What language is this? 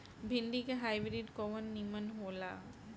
Bhojpuri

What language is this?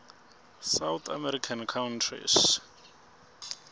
Swati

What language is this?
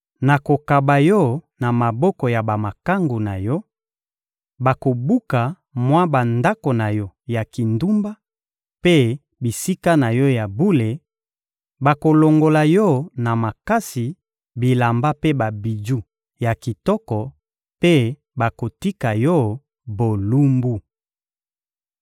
Lingala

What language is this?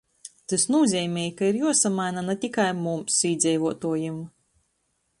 Latgalian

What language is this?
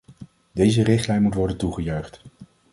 Dutch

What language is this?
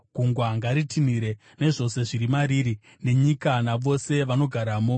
Shona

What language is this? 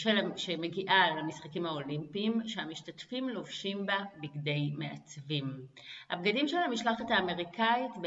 Hebrew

